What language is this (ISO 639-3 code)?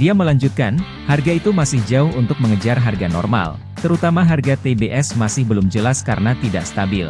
ind